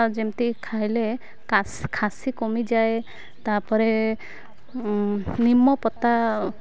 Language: Odia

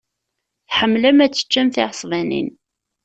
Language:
Kabyle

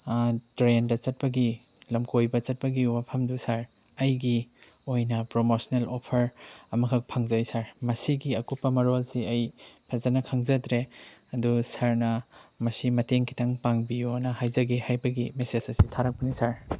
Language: Manipuri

